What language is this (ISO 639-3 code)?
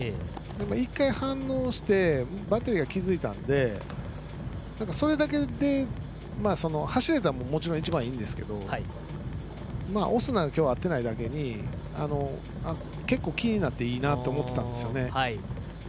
jpn